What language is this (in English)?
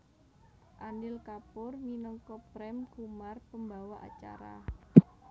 Javanese